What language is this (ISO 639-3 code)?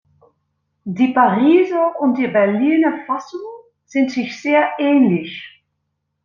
deu